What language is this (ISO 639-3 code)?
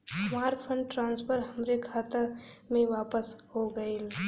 bho